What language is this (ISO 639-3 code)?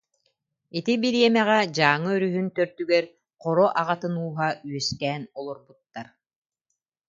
sah